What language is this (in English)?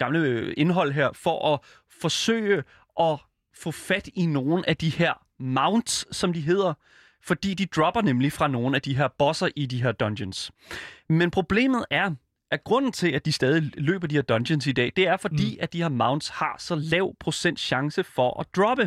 Danish